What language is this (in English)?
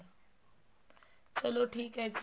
Punjabi